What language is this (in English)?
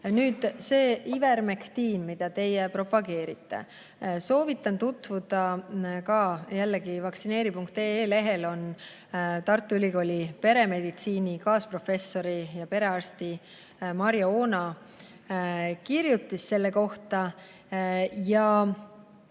Estonian